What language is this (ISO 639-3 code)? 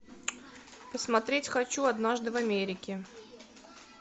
rus